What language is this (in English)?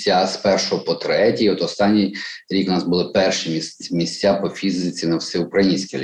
Ukrainian